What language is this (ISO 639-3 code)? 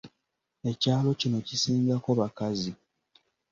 lug